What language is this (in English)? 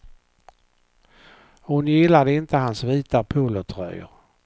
Swedish